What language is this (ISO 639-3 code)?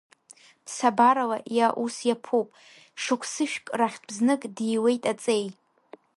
abk